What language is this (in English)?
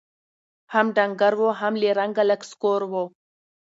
Pashto